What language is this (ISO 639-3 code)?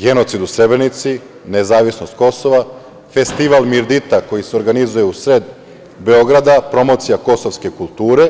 srp